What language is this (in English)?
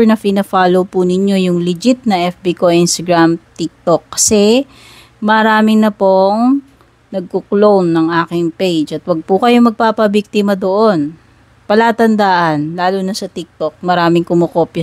Filipino